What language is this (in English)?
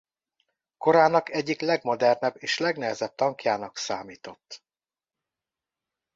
Hungarian